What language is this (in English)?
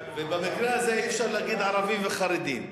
Hebrew